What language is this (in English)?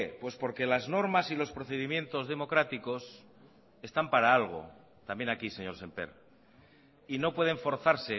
Spanish